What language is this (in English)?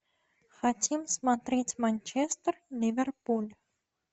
Russian